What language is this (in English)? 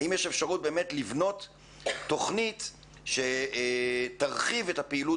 Hebrew